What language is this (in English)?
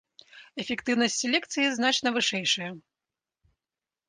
Belarusian